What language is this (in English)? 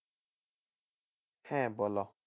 Bangla